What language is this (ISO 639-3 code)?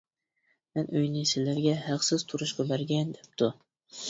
uig